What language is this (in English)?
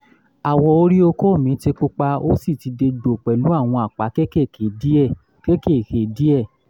Yoruba